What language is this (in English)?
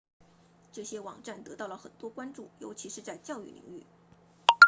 Chinese